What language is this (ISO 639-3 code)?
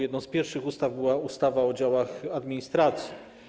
pol